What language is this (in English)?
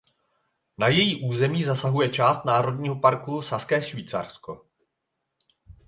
Czech